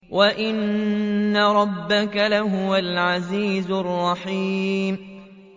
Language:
Arabic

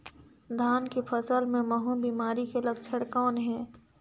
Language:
Chhattisgarhi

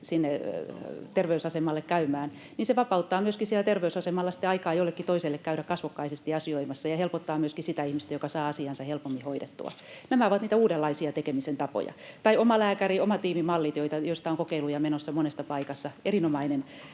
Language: Finnish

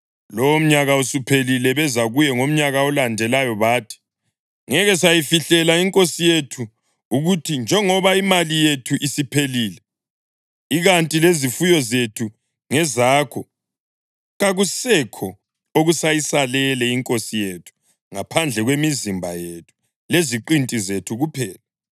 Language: North Ndebele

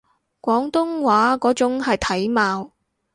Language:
Cantonese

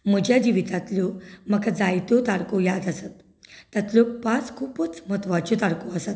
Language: Konkani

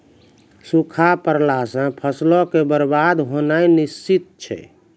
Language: Maithili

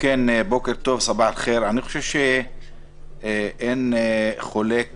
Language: Hebrew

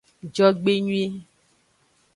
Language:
Aja (Benin)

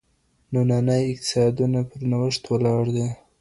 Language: Pashto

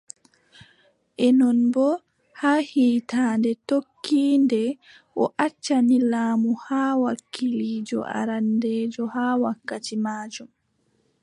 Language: Adamawa Fulfulde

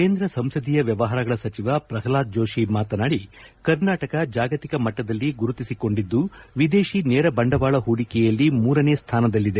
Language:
Kannada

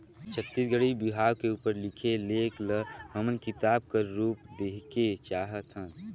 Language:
Chhattisgarhi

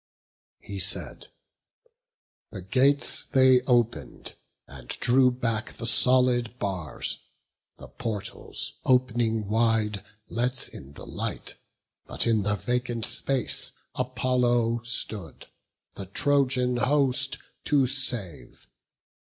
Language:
English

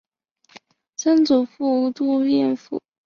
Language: Chinese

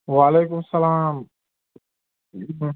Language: Kashmiri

